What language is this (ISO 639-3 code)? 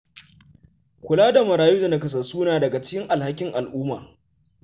hau